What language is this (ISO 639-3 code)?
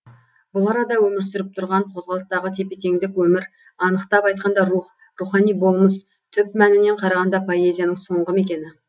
kaz